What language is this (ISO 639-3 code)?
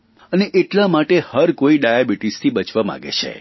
guj